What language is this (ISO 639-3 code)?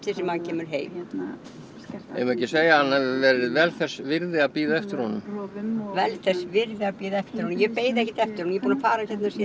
isl